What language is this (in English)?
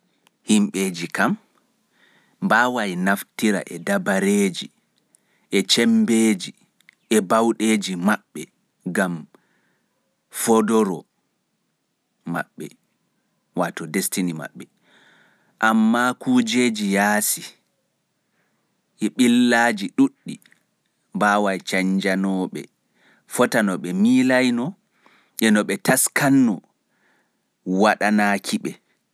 Fula